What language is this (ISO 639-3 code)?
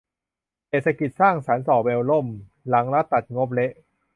tha